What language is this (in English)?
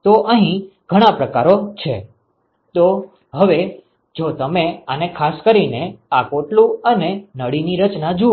Gujarati